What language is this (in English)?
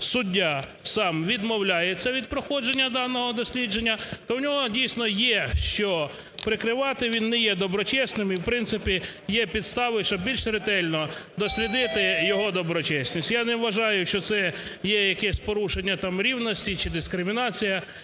Ukrainian